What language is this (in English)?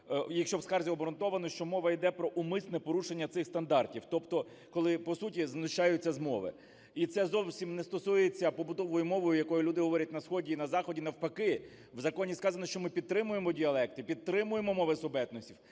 Ukrainian